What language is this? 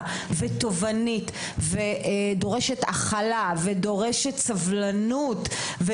Hebrew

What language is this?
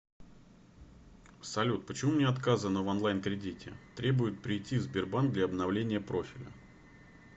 Russian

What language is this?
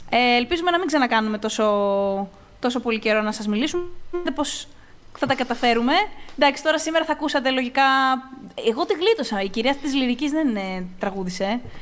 Greek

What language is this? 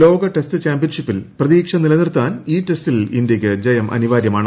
Malayalam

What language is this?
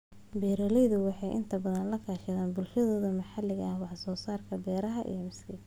Somali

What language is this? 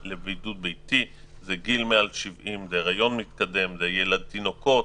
Hebrew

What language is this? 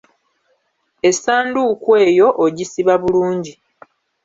Ganda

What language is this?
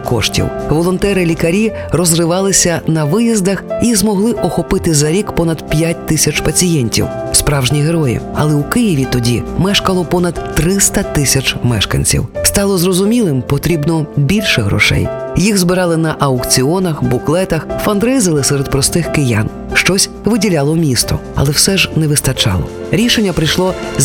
Ukrainian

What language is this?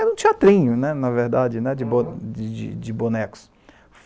Portuguese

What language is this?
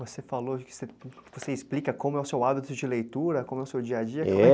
Portuguese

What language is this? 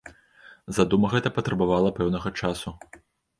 Belarusian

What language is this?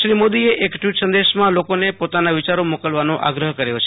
Gujarati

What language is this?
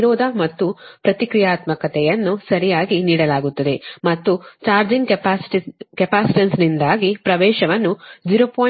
Kannada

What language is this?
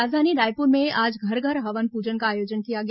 Hindi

